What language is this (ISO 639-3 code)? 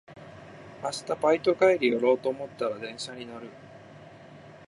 jpn